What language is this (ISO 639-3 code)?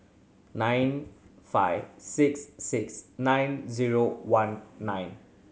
eng